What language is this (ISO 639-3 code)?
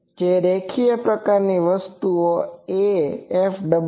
guj